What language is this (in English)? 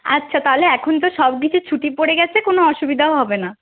Bangla